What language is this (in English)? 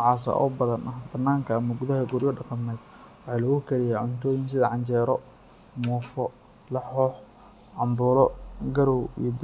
Somali